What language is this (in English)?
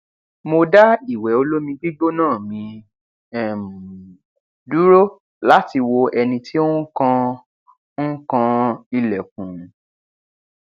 Yoruba